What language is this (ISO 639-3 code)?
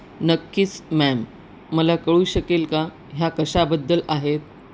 mar